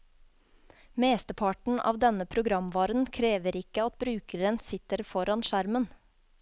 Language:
Norwegian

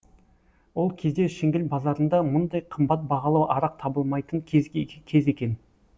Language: Kazakh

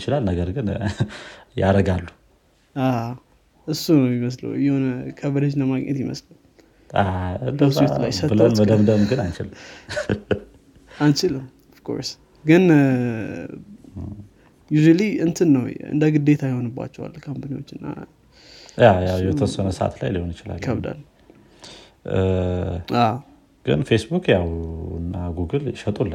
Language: Amharic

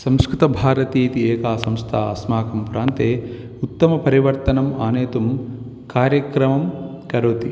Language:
Sanskrit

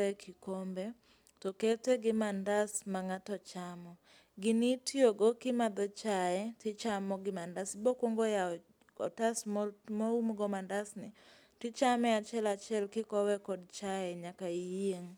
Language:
Luo (Kenya and Tanzania)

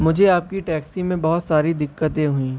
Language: Urdu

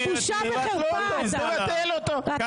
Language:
Hebrew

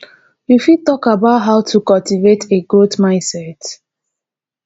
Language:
Nigerian Pidgin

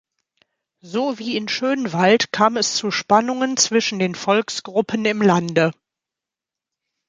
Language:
German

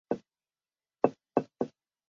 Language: Chinese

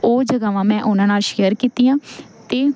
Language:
Punjabi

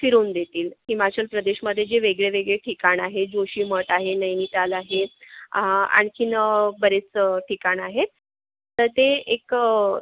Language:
Marathi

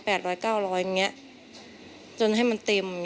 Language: Thai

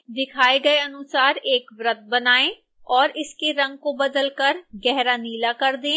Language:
Hindi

